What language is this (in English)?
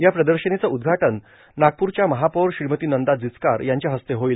Marathi